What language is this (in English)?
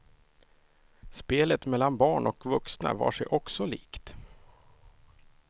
Swedish